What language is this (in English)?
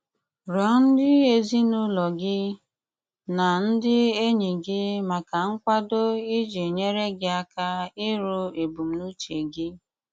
Igbo